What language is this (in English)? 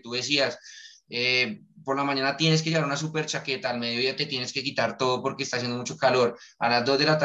Spanish